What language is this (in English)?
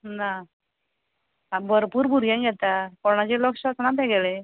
Konkani